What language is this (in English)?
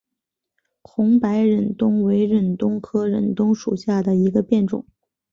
Chinese